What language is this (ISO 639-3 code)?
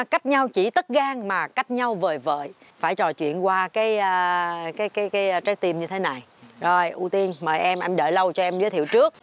vie